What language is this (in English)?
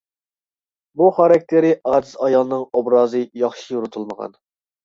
Uyghur